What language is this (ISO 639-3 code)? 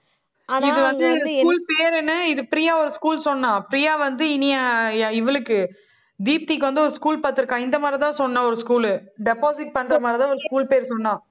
tam